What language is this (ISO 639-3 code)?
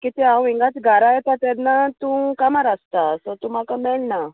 kok